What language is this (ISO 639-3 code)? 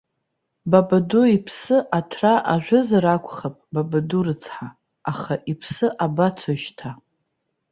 abk